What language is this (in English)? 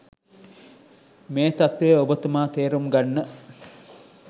Sinhala